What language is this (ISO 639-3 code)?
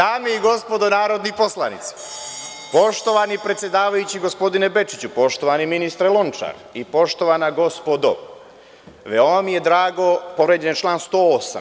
srp